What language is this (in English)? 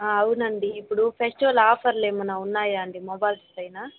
Telugu